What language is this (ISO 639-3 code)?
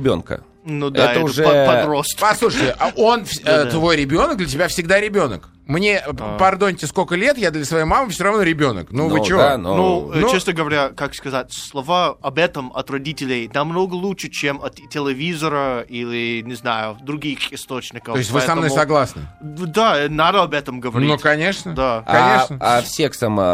rus